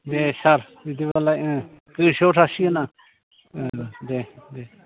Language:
Bodo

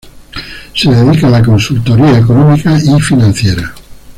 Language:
Spanish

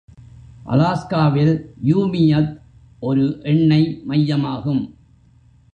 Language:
Tamil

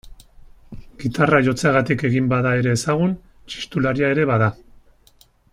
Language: Basque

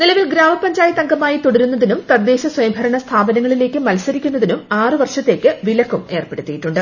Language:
Malayalam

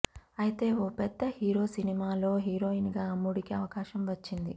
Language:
Telugu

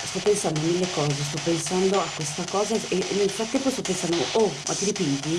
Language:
Italian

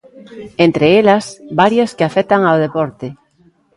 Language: Galician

